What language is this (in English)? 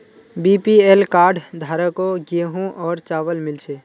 Magahi